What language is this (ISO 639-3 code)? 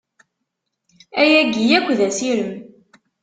kab